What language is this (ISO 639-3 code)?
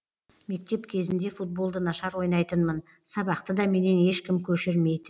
kaz